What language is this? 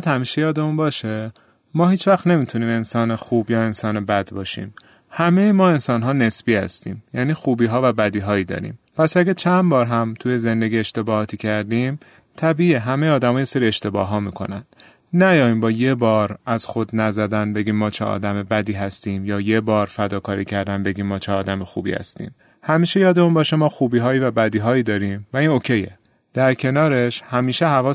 Persian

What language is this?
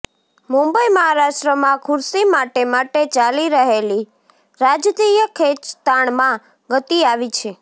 Gujarati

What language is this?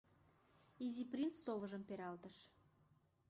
Mari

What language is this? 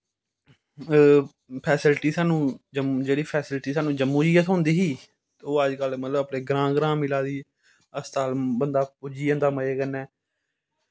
Dogri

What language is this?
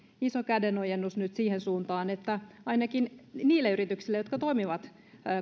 Finnish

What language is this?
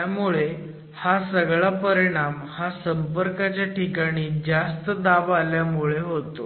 Marathi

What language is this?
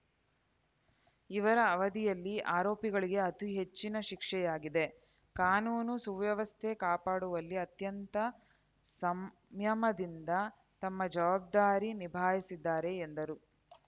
Kannada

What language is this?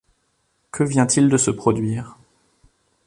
French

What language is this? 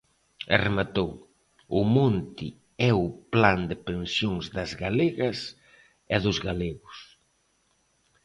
Galician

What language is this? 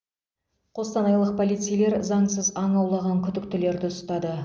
Kazakh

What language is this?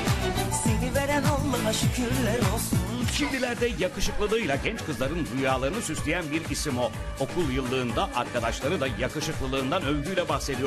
Turkish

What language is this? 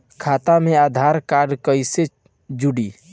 Bhojpuri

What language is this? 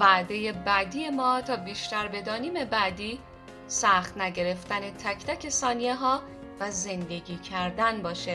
Persian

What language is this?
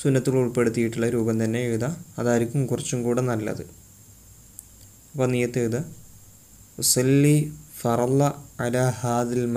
Arabic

